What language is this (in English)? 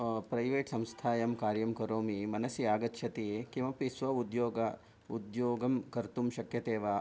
Sanskrit